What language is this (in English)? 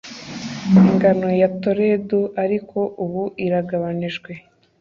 Kinyarwanda